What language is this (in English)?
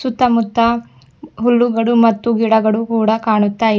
Kannada